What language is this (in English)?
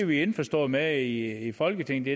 Danish